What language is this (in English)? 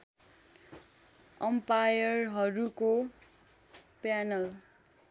Nepali